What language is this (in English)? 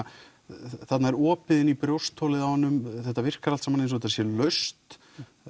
Icelandic